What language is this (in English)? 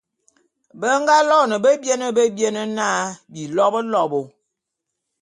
Bulu